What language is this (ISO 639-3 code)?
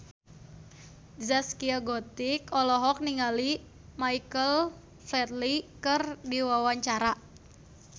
sun